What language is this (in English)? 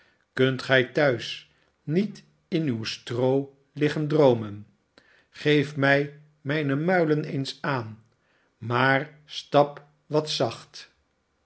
Dutch